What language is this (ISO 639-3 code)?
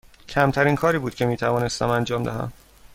fas